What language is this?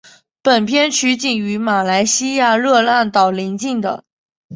Chinese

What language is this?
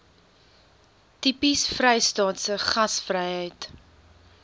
Afrikaans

